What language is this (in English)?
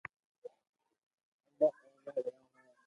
Loarki